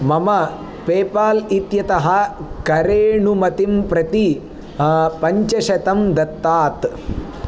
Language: Sanskrit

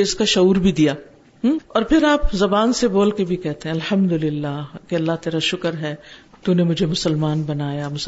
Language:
Urdu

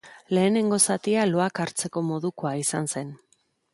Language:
Basque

